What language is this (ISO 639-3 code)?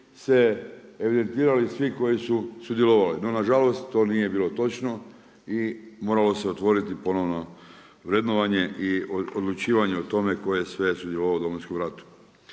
hrv